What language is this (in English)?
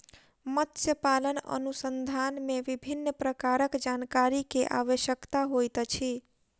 Maithili